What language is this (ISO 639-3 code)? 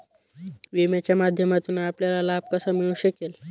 mar